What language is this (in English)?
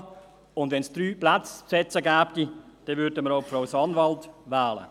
Swiss German